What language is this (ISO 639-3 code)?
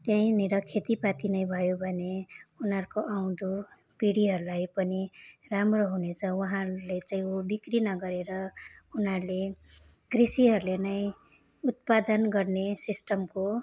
nep